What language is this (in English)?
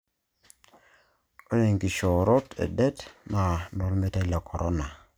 Masai